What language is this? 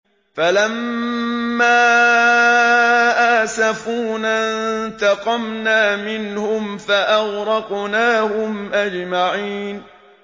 Arabic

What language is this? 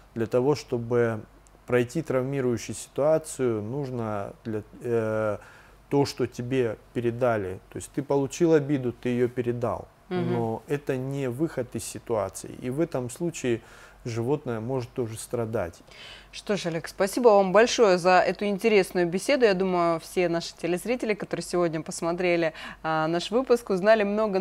Russian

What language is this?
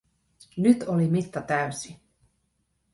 Finnish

